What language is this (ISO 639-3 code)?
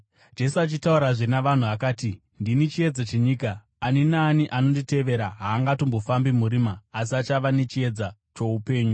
sna